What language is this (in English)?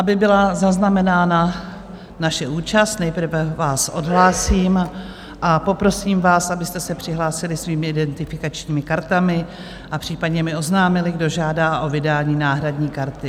Czech